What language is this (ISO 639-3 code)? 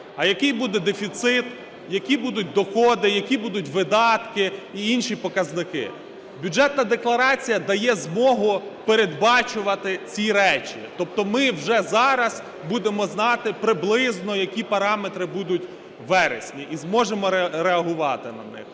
ukr